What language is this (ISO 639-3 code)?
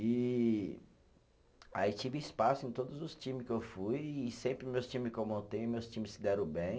por